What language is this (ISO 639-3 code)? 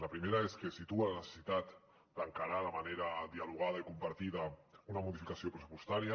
cat